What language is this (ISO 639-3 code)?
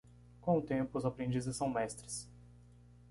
por